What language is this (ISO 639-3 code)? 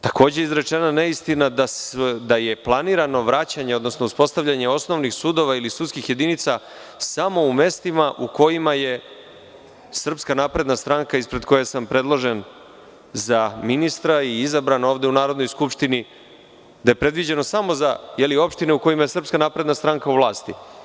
srp